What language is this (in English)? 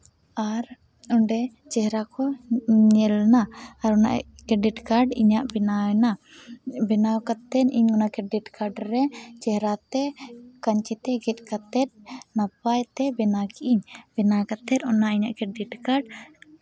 Santali